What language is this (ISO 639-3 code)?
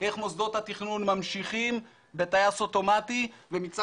heb